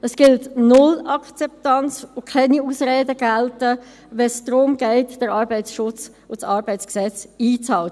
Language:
Swiss German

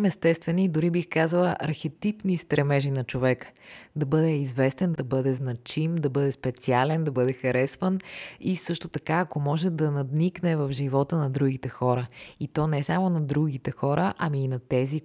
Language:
Bulgarian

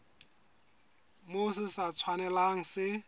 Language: Southern Sotho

